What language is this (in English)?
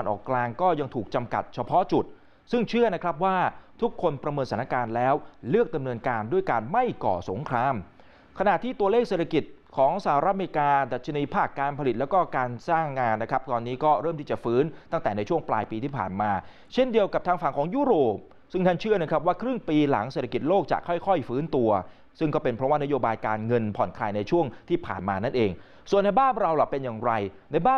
Thai